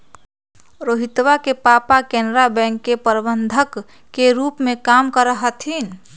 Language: Magahi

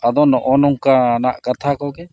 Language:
Santali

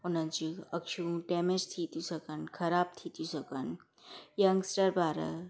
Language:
Sindhi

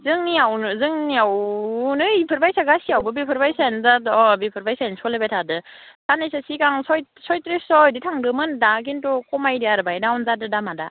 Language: Bodo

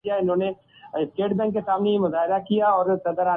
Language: Urdu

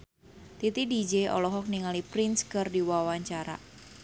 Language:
Sundanese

